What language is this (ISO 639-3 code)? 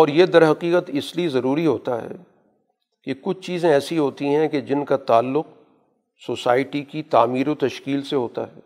urd